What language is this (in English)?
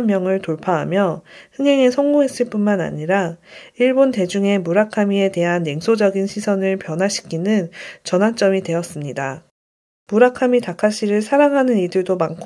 Korean